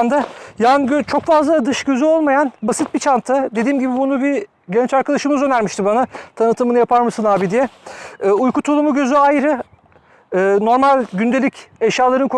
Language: Turkish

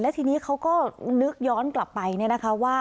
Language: Thai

